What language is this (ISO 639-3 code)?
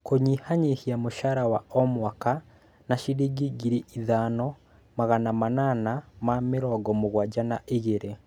kik